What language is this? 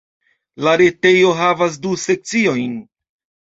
Esperanto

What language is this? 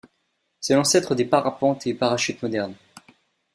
French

